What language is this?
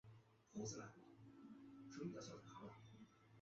Chinese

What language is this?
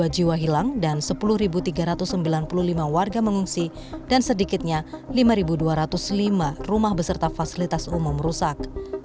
Indonesian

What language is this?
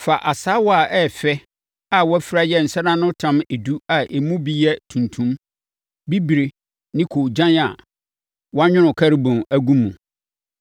Akan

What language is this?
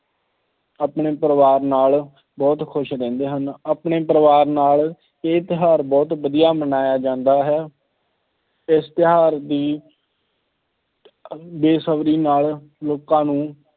Punjabi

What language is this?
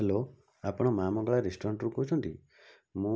Odia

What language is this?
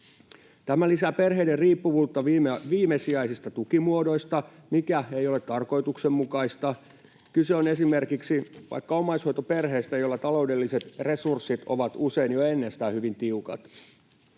Finnish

